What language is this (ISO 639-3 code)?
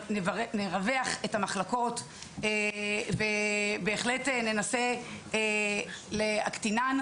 heb